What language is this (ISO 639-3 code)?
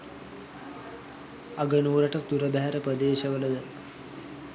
sin